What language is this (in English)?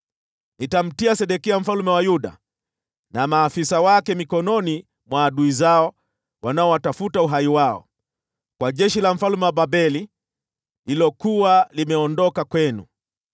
Swahili